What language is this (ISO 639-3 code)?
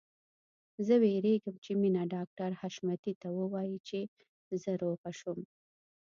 pus